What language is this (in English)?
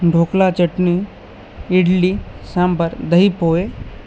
Marathi